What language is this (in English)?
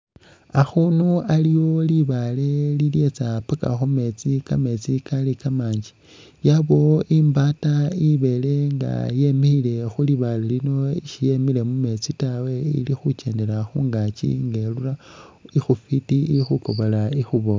Masaaba